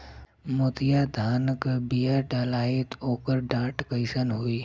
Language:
Bhojpuri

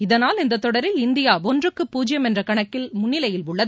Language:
Tamil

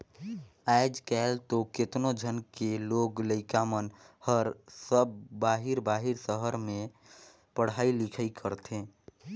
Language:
Chhattisgarhi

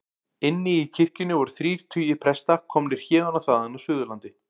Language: Icelandic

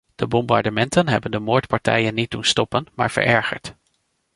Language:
Dutch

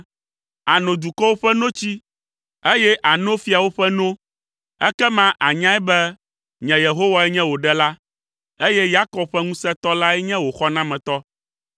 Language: Ewe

